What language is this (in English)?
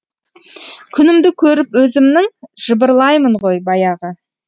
Kazakh